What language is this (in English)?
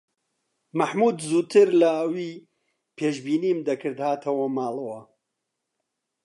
Central Kurdish